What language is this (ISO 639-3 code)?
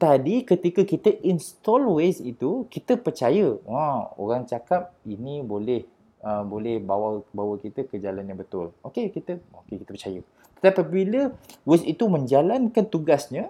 msa